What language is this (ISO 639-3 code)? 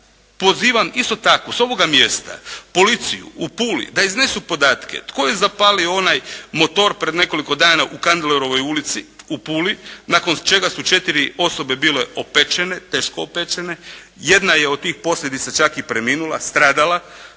hrv